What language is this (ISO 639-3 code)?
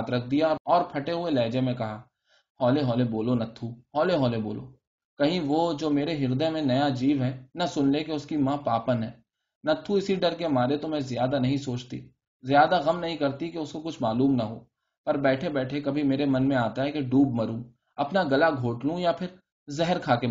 urd